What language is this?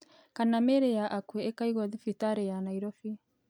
Kikuyu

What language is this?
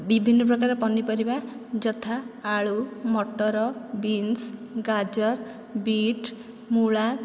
Odia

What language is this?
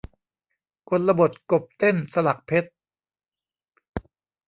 Thai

